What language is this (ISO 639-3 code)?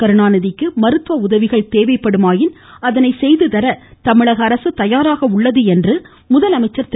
tam